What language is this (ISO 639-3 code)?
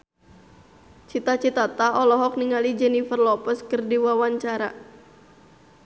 sun